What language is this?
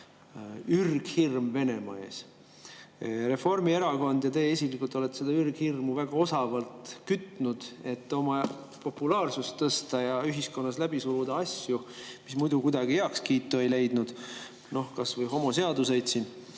Estonian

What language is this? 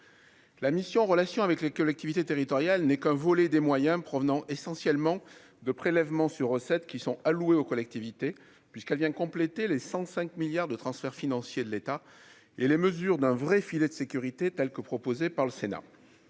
French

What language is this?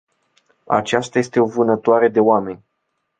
Romanian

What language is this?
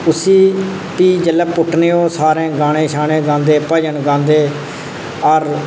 Dogri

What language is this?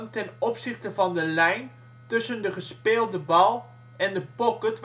Dutch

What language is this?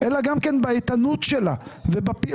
Hebrew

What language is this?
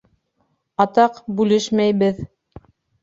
Bashkir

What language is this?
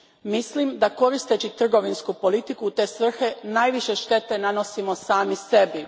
Croatian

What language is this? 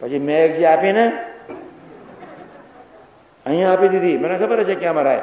Gujarati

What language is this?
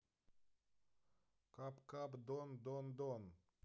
Russian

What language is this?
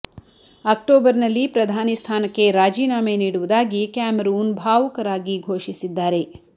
Kannada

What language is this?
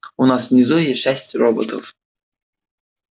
Russian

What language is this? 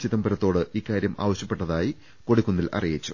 Malayalam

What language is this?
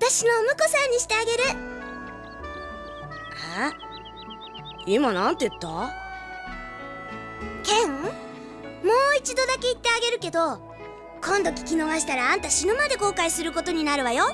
Japanese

